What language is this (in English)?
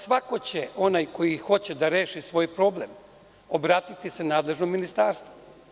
Serbian